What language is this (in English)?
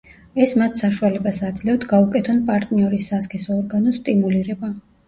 Georgian